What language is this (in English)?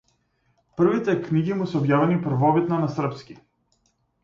Macedonian